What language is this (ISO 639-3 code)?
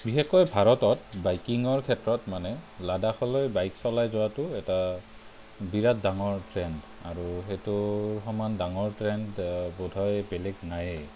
asm